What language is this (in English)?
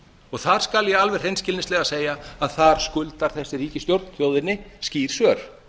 Icelandic